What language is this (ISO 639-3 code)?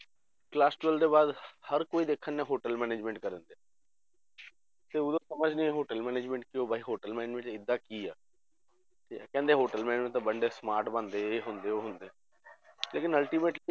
pan